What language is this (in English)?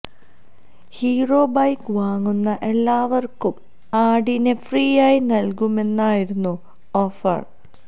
Malayalam